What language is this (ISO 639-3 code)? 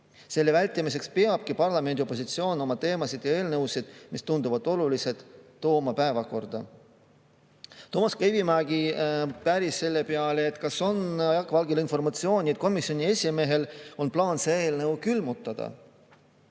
est